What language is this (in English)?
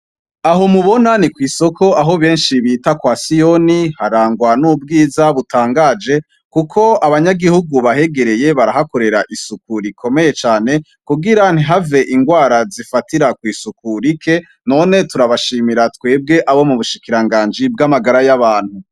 Rundi